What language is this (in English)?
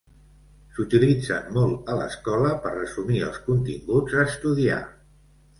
Catalan